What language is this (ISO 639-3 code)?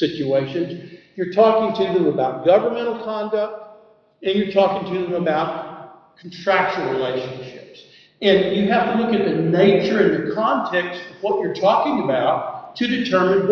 eng